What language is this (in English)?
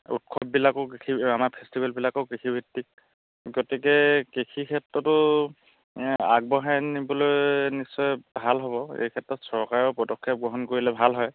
Assamese